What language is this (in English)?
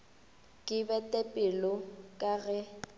Northern Sotho